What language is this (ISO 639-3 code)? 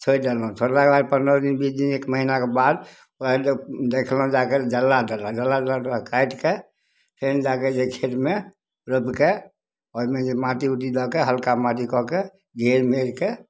mai